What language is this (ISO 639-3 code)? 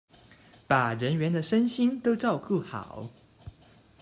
zho